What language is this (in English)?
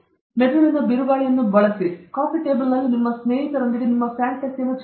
Kannada